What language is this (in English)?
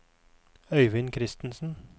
Norwegian